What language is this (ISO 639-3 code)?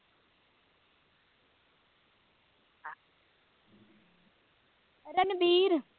pan